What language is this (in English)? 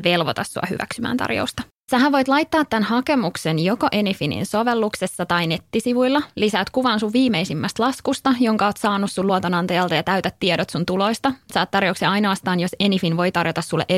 Finnish